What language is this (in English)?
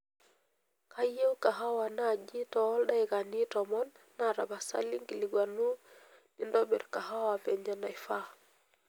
Masai